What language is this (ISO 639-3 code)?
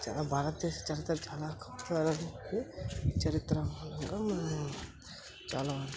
tel